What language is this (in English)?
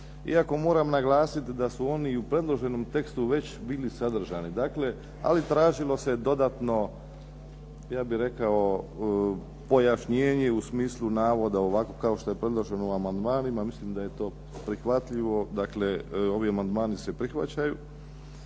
Croatian